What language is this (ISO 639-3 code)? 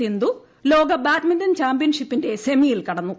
mal